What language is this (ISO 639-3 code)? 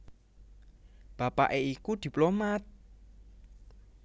jav